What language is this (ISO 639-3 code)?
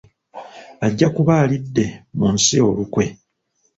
lug